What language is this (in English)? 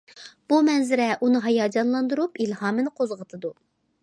Uyghur